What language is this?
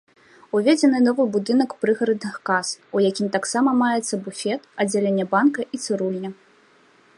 Belarusian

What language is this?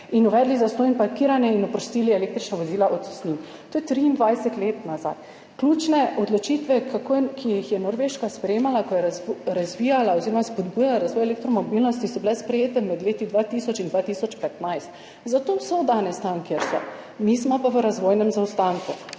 Slovenian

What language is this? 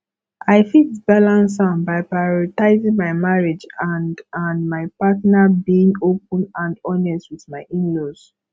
Nigerian Pidgin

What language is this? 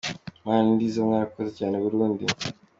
Kinyarwanda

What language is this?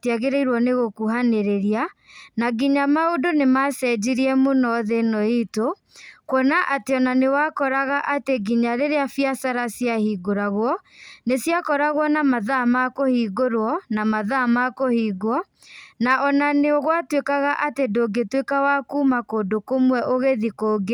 Kikuyu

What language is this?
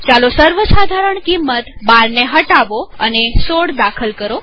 Gujarati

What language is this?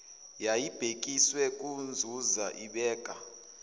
Zulu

